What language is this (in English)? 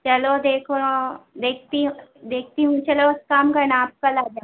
Urdu